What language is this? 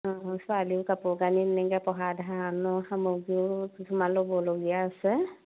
Assamese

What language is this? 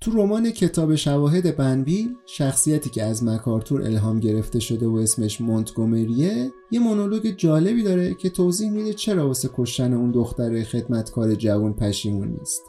Persian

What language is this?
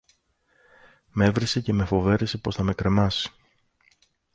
Greek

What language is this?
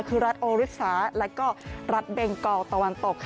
Thai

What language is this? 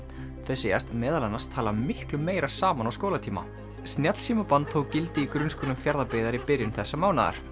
Icelandic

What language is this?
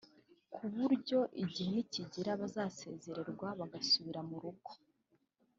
Kinyarwanda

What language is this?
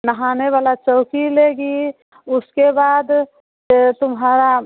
Hindi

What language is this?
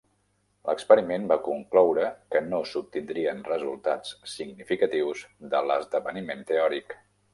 Catalan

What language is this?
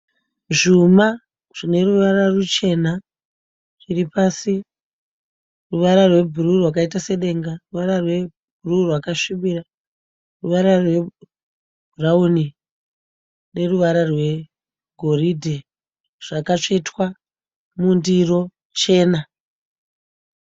Shona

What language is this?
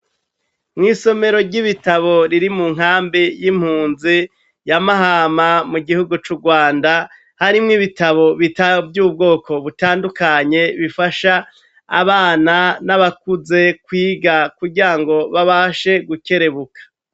Rundi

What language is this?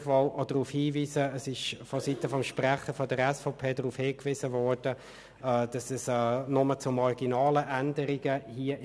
Swiss German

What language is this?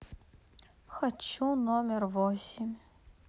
Russian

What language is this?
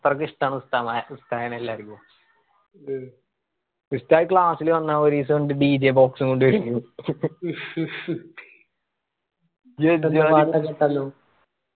Malayalam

